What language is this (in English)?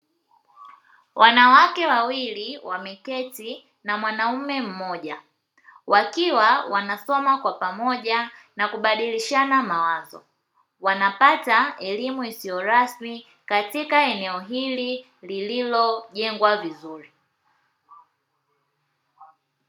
Swahili